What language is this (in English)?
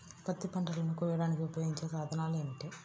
Telugu